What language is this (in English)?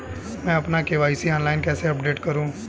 Hindi